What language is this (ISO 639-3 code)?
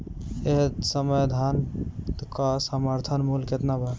bho